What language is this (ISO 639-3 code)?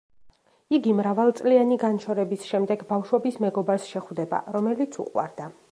kat